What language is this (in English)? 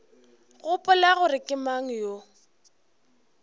Northern Sotho